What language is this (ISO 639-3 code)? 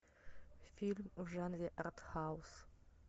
rus